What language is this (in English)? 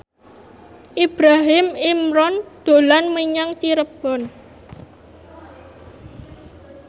Javanese